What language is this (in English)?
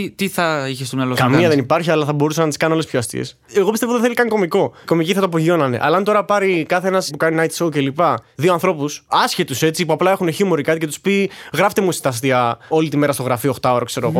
Greek